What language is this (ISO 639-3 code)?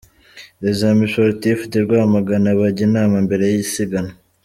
kin